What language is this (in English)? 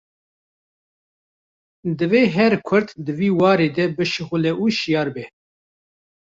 Kurdish